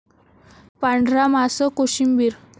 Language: Marathi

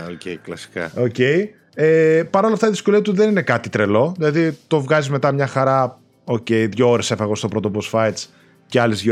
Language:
Greek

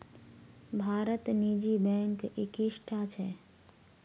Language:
Magahi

